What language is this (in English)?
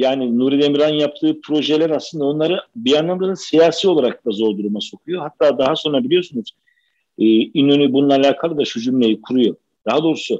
Turkish